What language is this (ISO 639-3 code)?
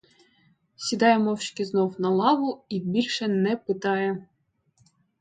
ukr